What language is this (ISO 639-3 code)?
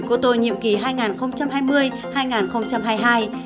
vie